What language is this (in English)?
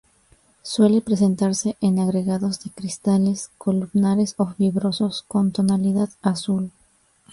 Spanish